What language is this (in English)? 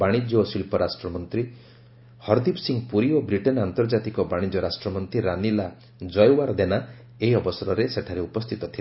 Odia